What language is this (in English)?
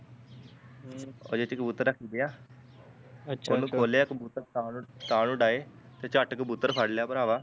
Punjabi